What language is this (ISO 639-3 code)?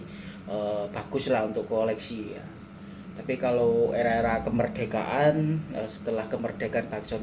ind